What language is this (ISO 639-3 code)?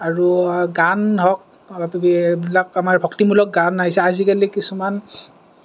asm